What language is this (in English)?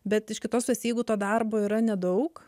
Lithuanian